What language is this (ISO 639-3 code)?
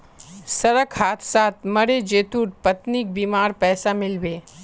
mag